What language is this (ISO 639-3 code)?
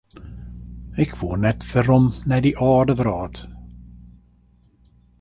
fry